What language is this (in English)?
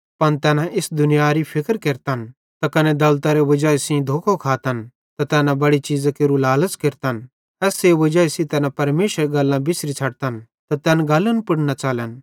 Bhadrawahi